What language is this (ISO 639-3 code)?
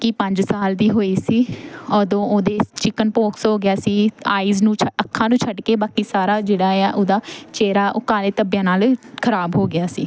pan